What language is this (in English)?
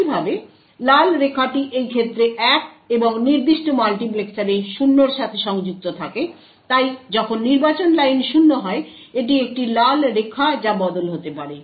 Bangla